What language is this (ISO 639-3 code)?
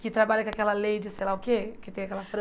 por